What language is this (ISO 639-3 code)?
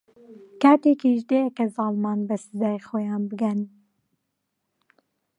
ckb